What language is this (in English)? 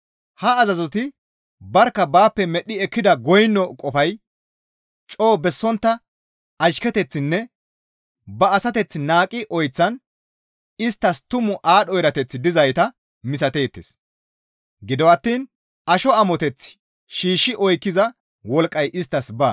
Gamo